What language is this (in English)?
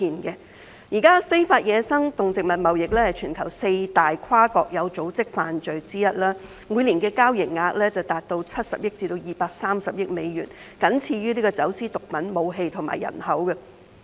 Cantonese